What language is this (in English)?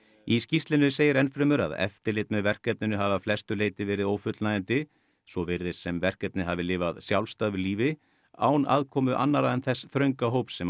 Icelandic